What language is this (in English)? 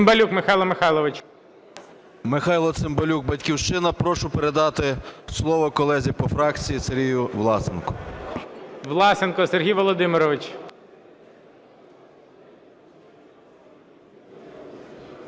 Ukrainian